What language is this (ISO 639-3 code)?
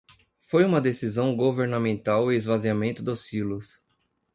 por